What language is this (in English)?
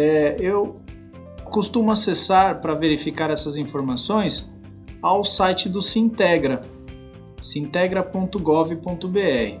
Portuguese